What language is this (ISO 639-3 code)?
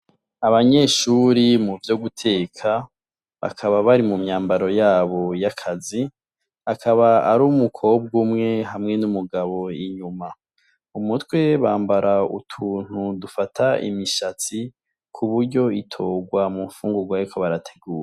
run